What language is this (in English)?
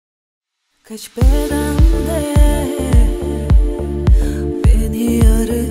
Arabic